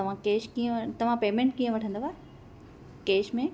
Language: Sindhi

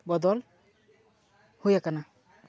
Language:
Santali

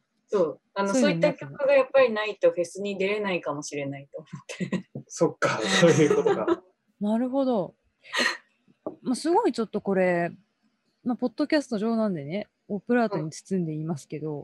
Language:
Japanese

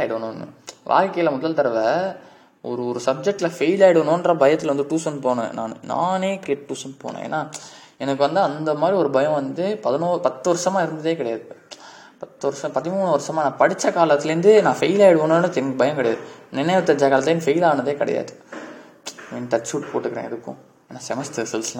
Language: Tamil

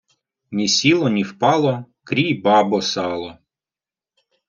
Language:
Ukrainian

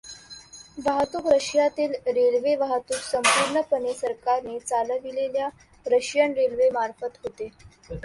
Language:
Marathi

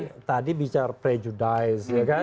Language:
Indonesian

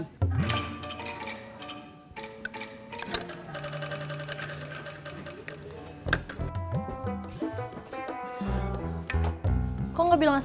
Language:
Indonesian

